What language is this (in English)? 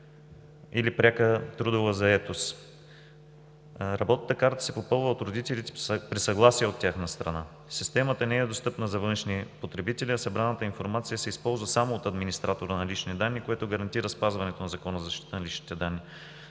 Bulgarian